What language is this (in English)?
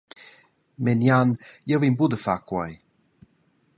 Romansh